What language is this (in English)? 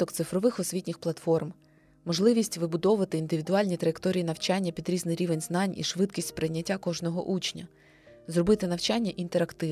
Ukrainian